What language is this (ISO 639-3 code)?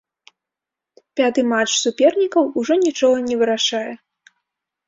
bel